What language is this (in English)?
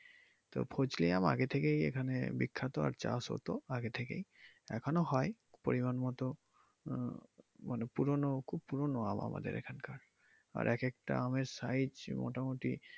Bangla